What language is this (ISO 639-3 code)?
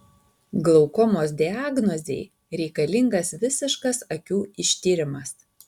lit